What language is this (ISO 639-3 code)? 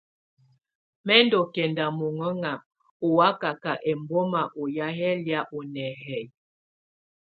tvu